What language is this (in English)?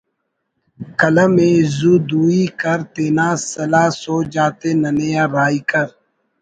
Brahui